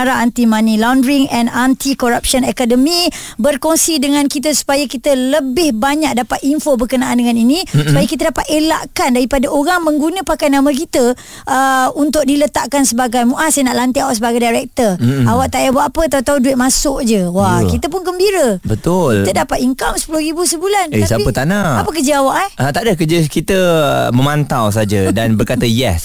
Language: Malay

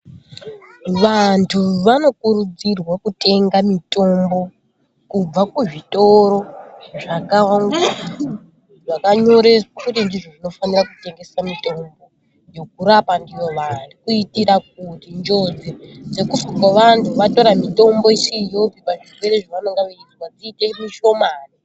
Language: Ndau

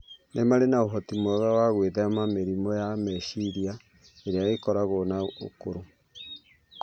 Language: Kikuyu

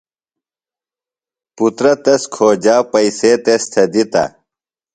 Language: Phalura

